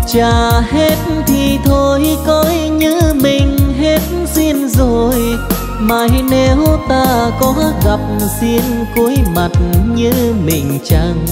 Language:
Vietnamese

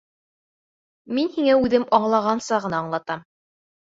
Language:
Bashkir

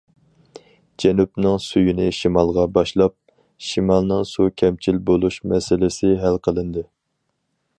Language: Uyghur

